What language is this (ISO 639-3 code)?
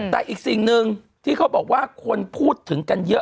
tha